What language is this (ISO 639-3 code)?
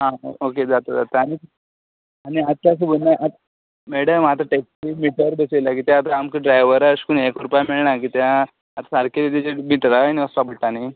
kok